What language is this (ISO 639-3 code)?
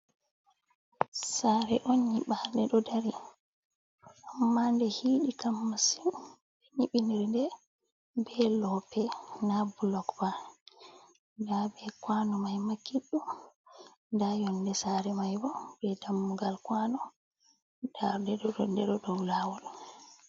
ful